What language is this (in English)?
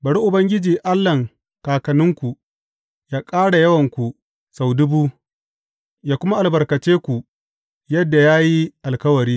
Hausa